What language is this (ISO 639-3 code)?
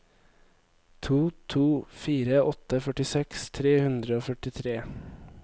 nor